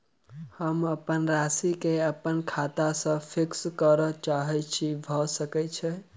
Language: Maithili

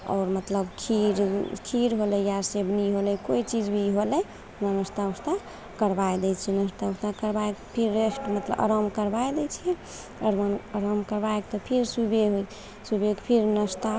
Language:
Maithili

